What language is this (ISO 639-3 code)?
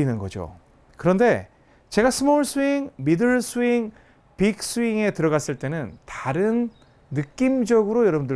kor